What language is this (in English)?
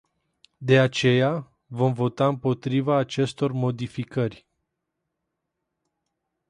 Romanian